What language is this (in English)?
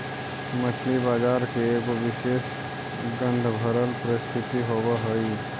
Magahi